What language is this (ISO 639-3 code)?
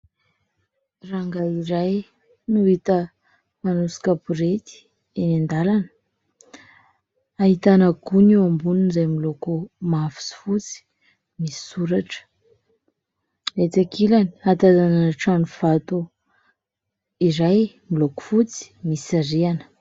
mlg